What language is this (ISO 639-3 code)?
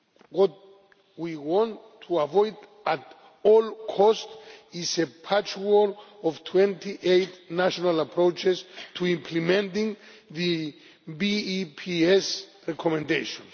eng